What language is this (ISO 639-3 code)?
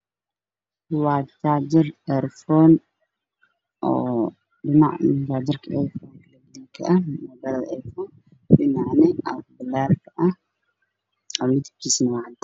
som